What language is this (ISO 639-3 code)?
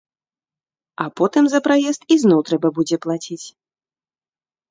bel